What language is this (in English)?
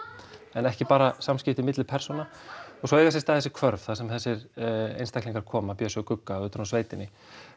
Icelandic